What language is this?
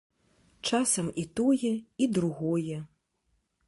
Belarusian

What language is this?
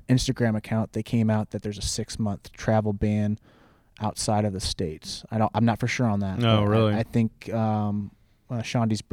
English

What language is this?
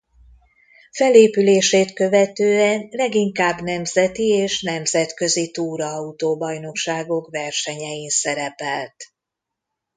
Hungarian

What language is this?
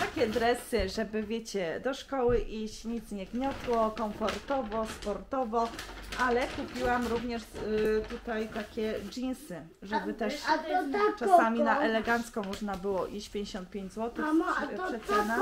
Polish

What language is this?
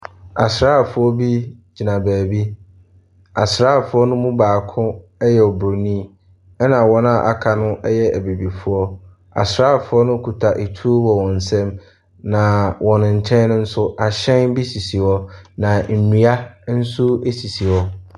Akan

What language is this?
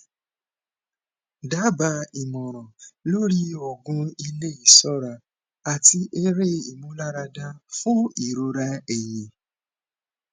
Yoruba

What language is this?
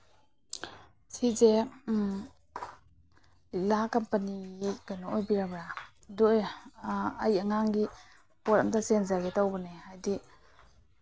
Manipuri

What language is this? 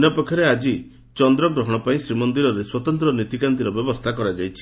Odia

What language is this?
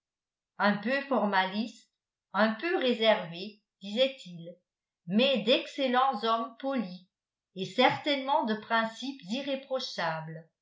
French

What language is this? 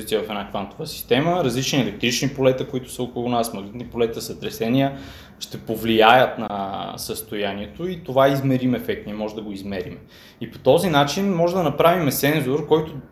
Bulgarian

